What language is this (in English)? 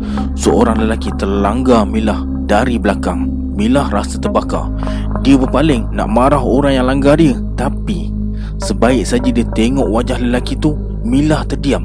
Malay